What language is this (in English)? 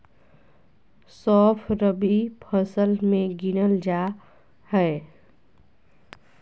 Magahi